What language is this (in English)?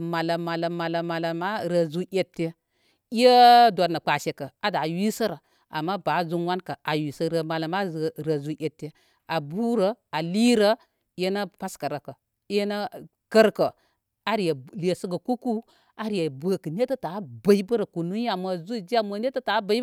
Koma